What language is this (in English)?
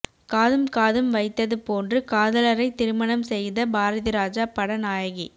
Tamil